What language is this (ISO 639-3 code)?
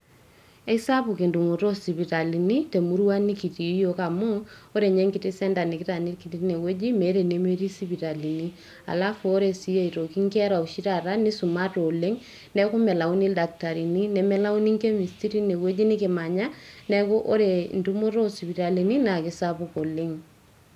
mas